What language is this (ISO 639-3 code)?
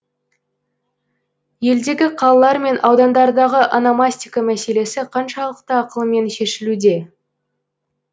kaz